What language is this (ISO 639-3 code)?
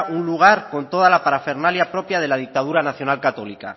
spa